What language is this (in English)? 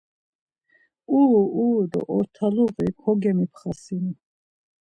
Laz